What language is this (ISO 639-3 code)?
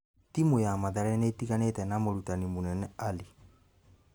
kik